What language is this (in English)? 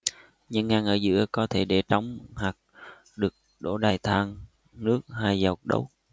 Vietnamese